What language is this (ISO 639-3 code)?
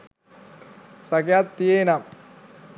sin